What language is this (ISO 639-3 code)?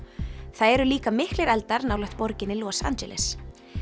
isl